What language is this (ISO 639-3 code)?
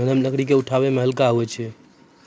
mai